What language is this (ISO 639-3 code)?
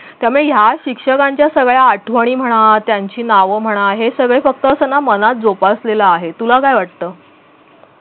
mar